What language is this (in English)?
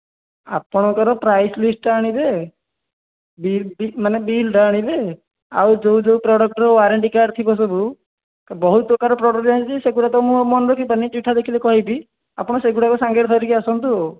Odia